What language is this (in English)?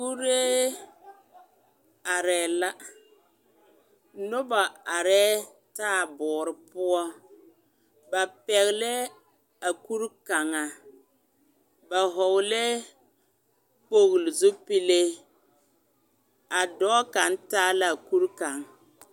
Southern Dagaare